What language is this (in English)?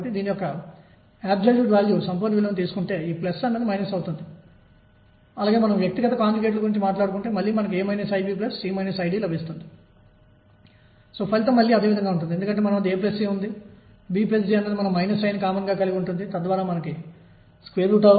Telugu